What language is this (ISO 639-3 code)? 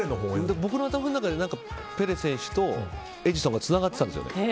jpn